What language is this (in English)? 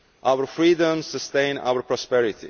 English